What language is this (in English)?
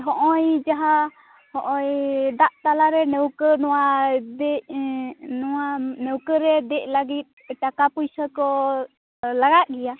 Santali